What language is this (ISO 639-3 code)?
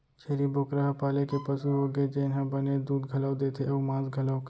hne